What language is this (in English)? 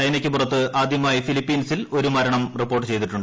Malayalam